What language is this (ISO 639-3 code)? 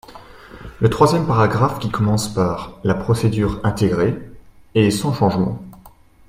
fra